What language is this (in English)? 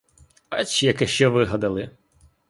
Ukrainian